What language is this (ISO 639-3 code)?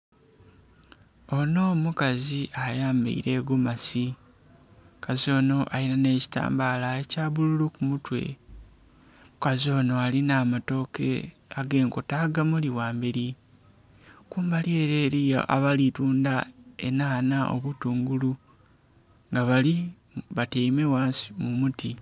xog